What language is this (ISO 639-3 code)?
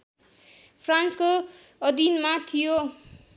nep